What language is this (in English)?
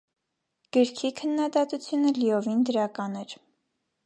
Armenian